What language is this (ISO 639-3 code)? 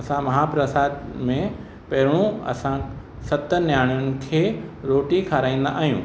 snd